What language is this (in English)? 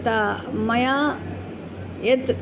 Sanskrit